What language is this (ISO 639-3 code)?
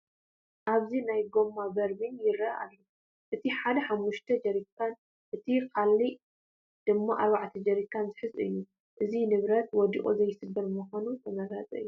tir